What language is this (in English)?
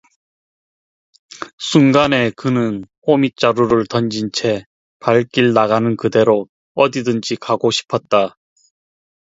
Korean